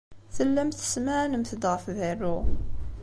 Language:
Kabyle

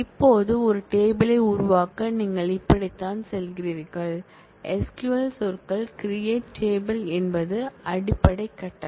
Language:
Tamil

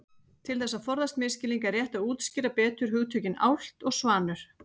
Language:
Icelandic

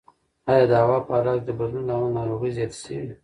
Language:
Pashto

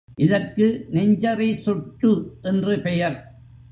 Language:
Tamil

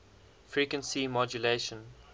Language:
English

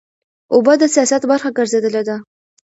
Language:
Pashto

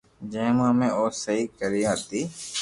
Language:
Loarki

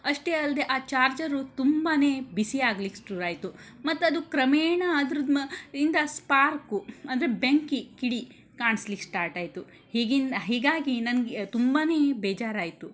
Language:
Kannada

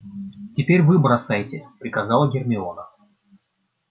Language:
Russian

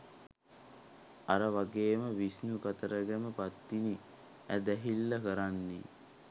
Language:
Sinhala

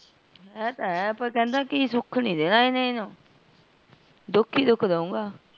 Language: Punjabi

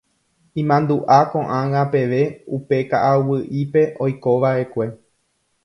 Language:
Guarani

